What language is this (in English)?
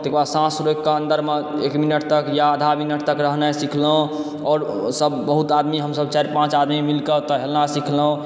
Maithili